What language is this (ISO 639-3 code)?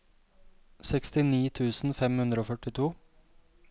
nor